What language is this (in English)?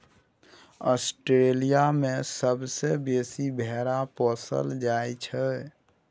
Maithili